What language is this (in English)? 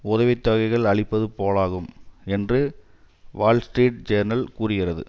Tamil